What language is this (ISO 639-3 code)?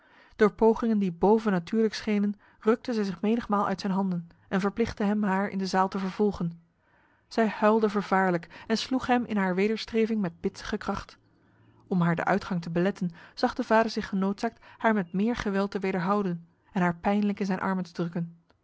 nld